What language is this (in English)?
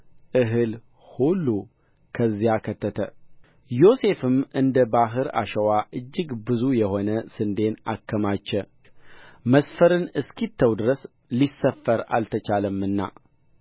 Amharic